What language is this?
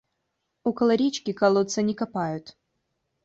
Russian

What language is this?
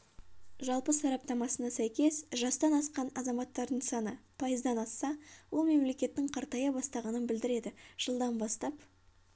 Kazakh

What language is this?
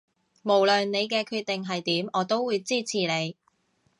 Cantonese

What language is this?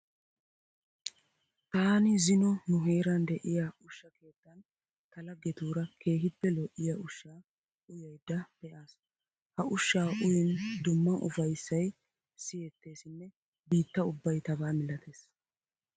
Wolaytta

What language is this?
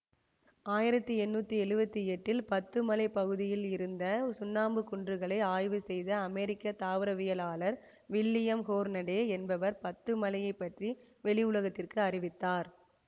Tamil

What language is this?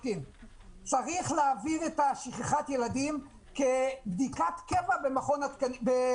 Hebrew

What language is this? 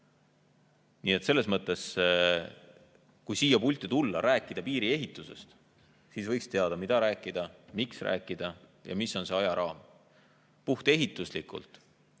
Estonian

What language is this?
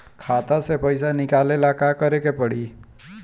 Bhojpuri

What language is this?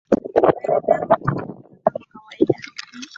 Swahili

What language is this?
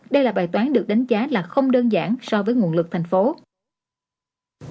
Vietnamese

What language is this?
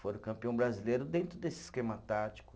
Portuguese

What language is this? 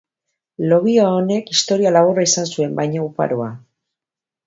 Basque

